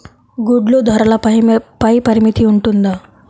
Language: Telugu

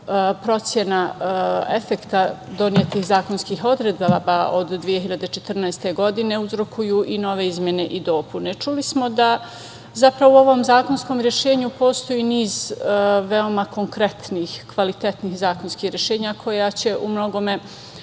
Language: Serbian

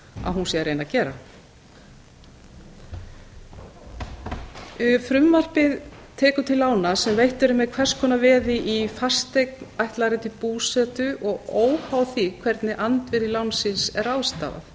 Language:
Icelandic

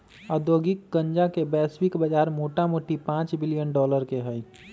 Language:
Magahi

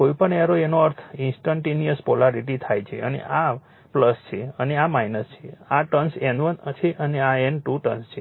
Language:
Gujarati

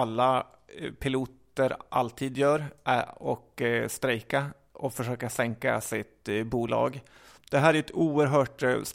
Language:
Swedish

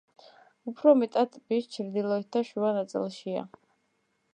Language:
Georgian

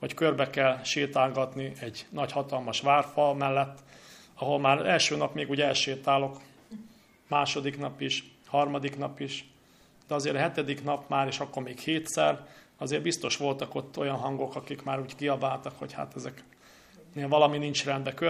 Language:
Hungarian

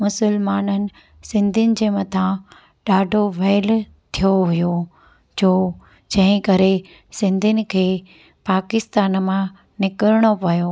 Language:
Sindhi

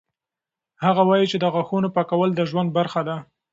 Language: Pashto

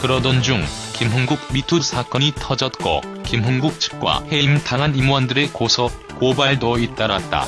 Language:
Korean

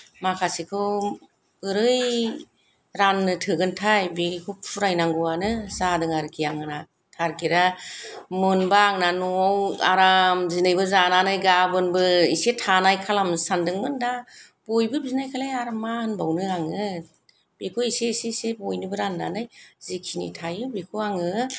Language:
Bodo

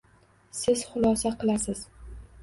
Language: Uzbek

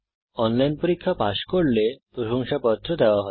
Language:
Bangla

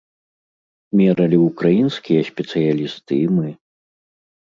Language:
Belarusian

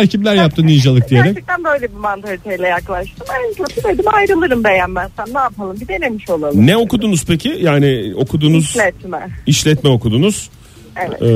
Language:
Turkish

